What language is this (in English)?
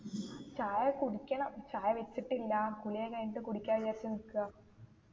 Malayalam